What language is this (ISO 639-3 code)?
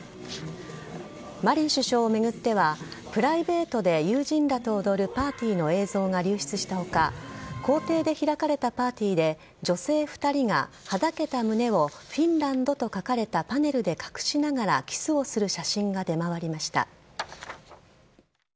jpn